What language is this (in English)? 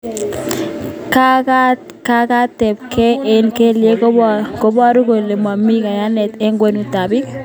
Kalenjin